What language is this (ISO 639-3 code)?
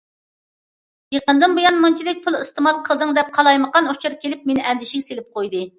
uig